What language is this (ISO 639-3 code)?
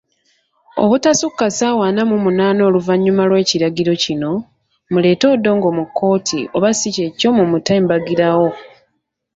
lug